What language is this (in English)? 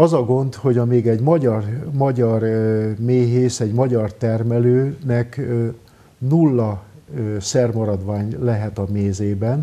Hungarian